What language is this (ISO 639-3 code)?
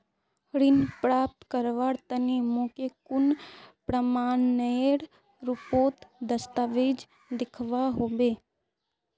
mag